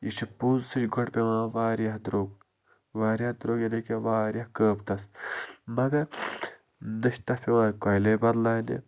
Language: Kashmiri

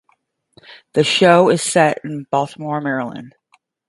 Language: English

